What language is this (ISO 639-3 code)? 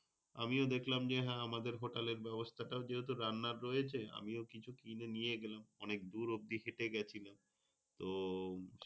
ben